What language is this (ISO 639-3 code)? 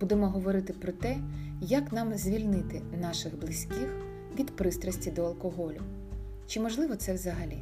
ukr